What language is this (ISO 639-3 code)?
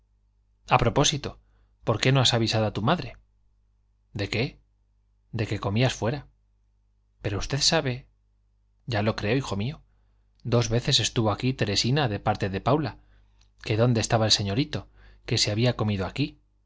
spa